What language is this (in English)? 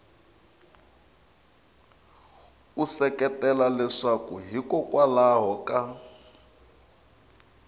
Tsonga